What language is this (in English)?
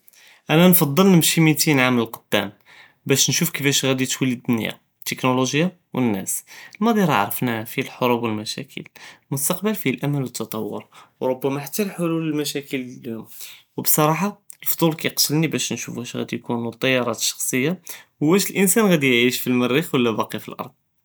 Judeo-Arabic